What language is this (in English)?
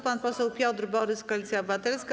Polish